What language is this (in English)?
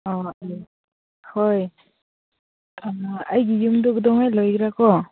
Manipuri